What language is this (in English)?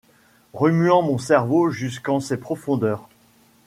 French